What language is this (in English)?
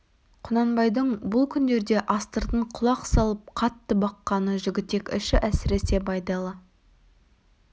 Kazakh